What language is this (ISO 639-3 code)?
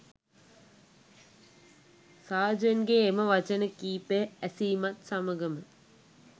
sin